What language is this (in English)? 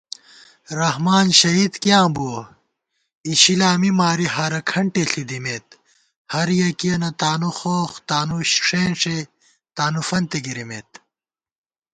Gawar-Bati